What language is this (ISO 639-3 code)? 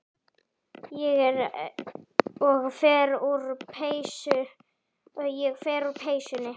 isl